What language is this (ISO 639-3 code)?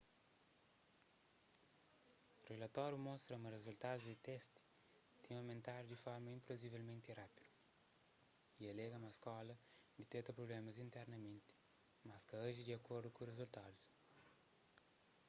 kea